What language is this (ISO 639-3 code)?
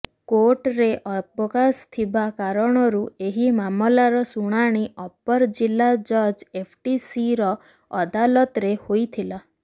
ori